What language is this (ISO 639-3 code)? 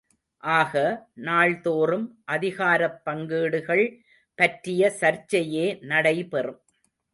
tam